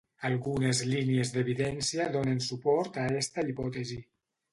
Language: Catalan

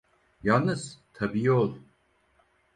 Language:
Turkish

